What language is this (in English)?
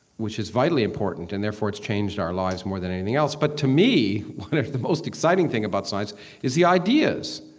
English